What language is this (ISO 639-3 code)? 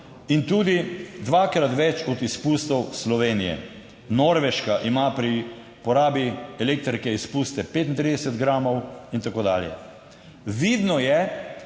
slv